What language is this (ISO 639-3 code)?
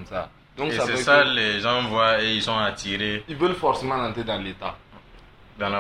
fra